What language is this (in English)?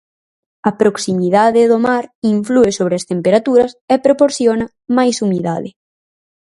Galician